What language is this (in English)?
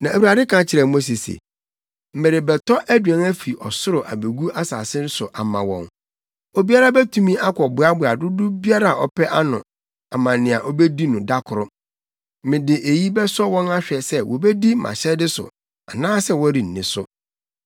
Akan